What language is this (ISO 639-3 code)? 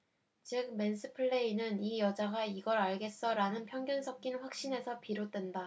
kor